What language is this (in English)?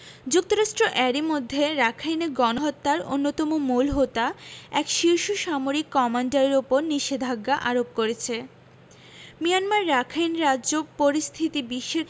Bangla